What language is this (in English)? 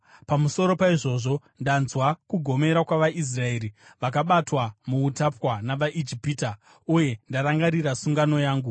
Shona